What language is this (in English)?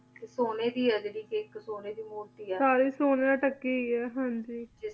Punjabi